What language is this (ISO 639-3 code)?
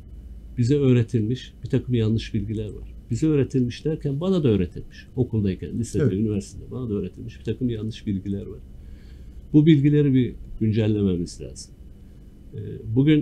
tur